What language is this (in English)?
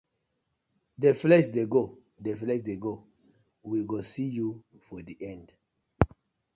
Nigerian Pidgin